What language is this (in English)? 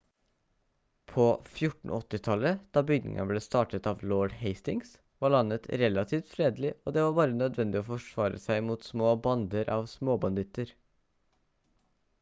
Norwegian Bokmål